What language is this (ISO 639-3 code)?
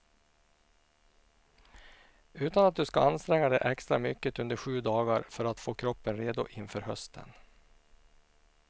swe